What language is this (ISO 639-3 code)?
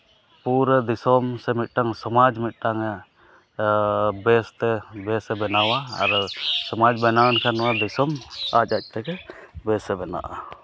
sat